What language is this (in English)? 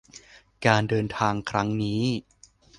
Thai